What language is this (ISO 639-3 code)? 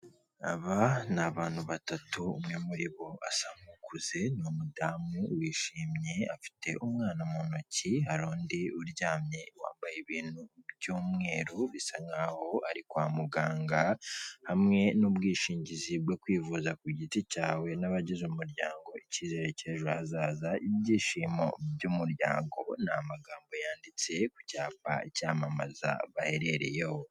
kin